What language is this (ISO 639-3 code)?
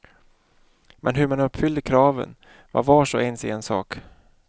swe